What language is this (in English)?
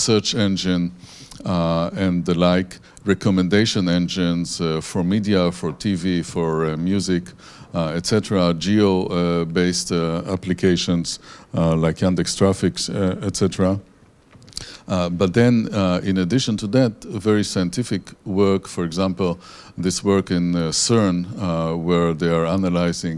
English